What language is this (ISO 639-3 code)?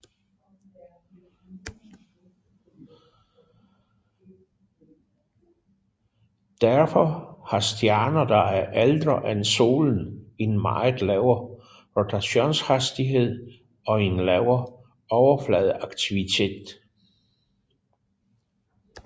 dan